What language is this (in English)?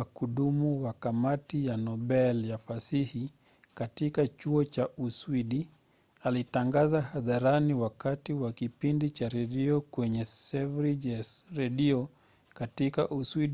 Swahili